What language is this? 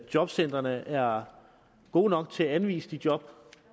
Danish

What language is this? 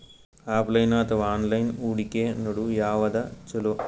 Kannada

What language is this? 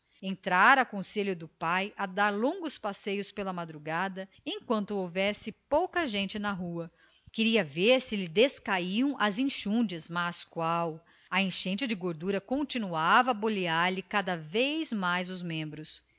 Portuguese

